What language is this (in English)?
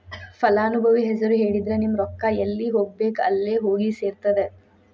Kannada